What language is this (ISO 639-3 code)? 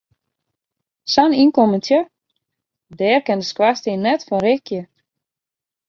fry